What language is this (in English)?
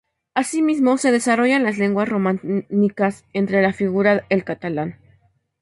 Spanish